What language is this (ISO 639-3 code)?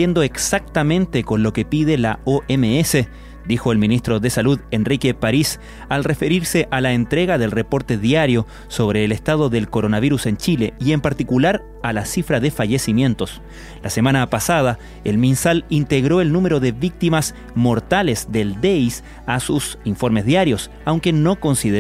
spa